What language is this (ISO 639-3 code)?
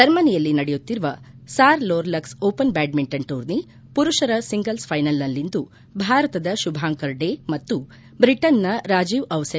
kan